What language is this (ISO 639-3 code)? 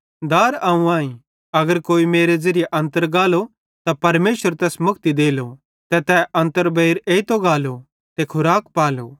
bhd